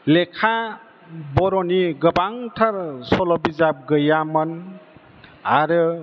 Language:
Bodo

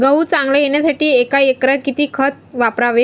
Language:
Marathi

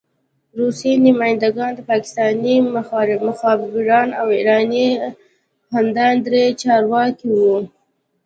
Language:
Pashto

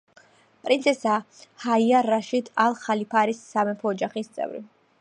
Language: Georgian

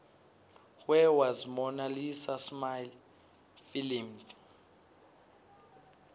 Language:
Swati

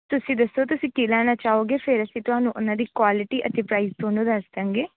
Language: Punjabi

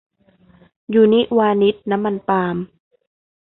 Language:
Thai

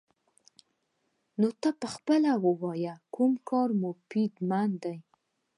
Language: Pashto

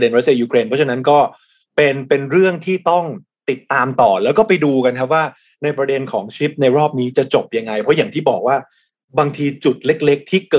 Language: Thai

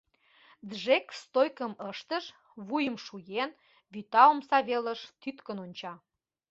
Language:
Mari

